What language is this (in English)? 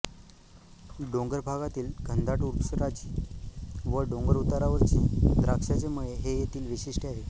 Marathi